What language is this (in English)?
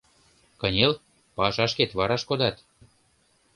Mari